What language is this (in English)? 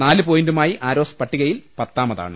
Malayalam